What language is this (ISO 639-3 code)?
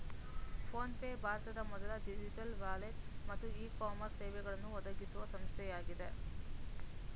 kan